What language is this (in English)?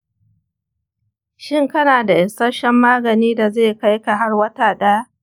Hausa